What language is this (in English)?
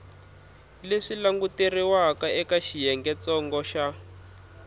Tsonga